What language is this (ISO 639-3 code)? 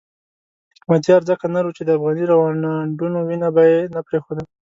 pus